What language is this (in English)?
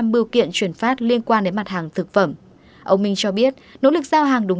Vietnamese